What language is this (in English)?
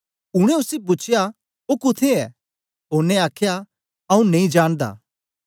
Dogri